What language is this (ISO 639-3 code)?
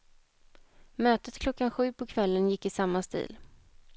swe